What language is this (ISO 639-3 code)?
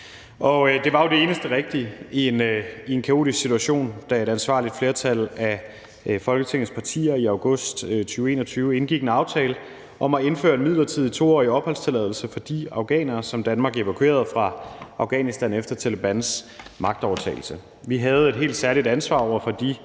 dan